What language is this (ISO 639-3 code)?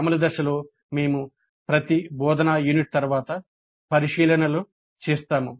tel